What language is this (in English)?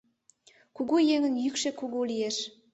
Mari